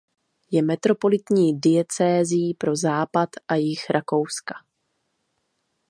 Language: Czech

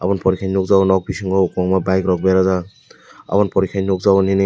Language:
Kok Borok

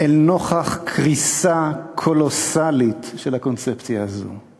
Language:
Hebrew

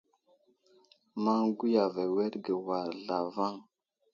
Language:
Wuzlam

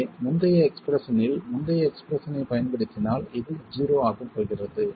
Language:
Tamil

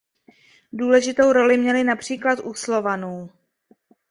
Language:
Czech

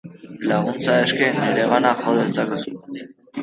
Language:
Basque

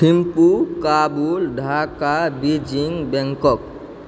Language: Maithili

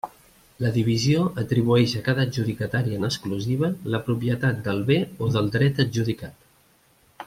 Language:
Catalan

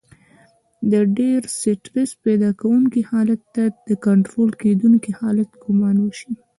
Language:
Pashto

